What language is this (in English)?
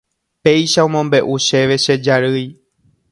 Guarani